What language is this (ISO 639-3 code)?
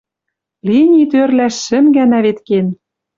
mrj